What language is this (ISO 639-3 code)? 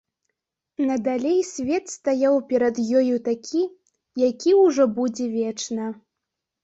bel